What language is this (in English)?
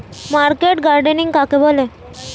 Bangla